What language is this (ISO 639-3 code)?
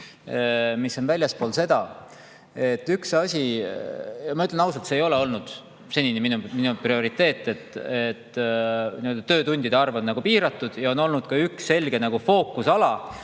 est